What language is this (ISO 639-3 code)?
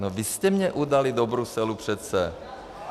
ces